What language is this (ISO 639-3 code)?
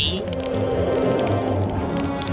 ind